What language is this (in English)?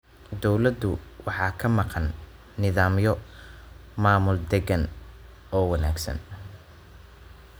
Somali